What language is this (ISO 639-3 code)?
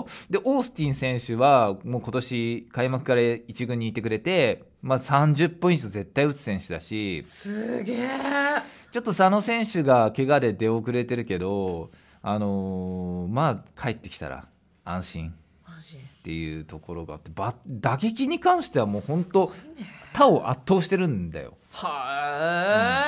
jpn